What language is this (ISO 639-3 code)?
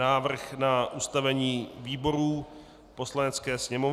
ces